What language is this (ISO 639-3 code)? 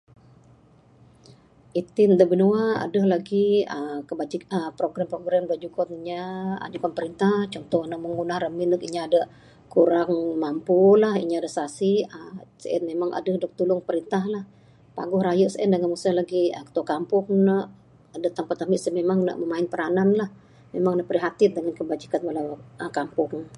sdo